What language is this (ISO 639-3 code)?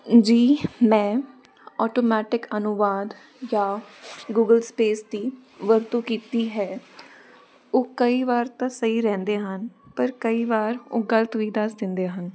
pan